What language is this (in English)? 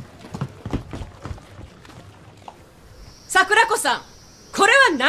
Japanese